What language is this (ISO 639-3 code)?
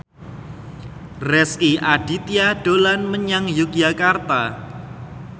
jav